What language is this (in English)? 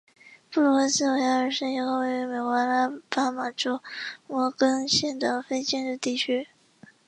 Chinese